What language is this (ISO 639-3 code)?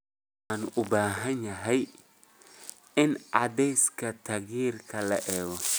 som